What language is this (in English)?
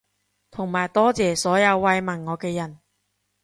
Cantonese